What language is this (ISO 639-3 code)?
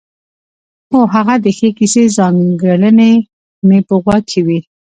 pus